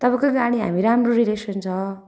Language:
Nepali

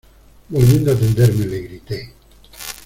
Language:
Spanish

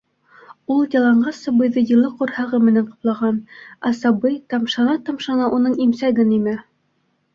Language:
Bashkir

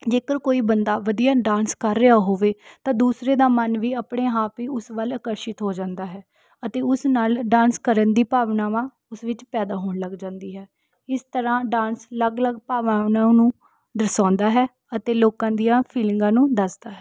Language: Punjabi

